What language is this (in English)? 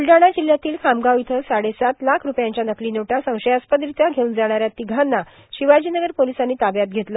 Marathi